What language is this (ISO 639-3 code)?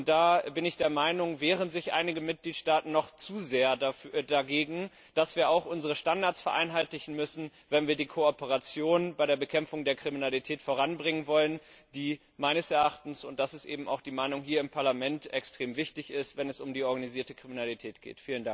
deu